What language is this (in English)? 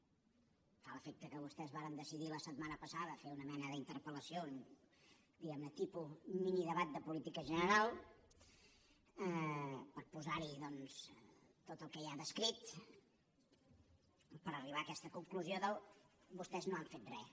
Catalan